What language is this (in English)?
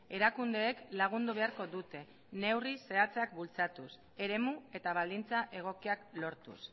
Basque